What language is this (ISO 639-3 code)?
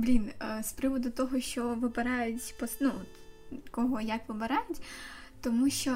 ukr